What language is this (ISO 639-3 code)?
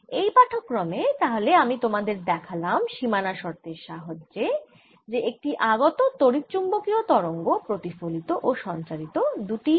ben